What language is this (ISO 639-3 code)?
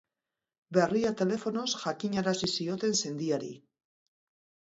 eus